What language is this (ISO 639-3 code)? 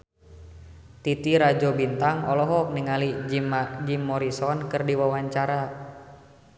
sun